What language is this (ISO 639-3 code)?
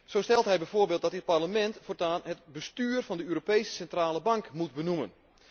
nld